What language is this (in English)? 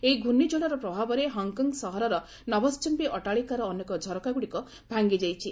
Odia